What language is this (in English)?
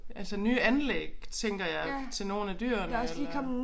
Danish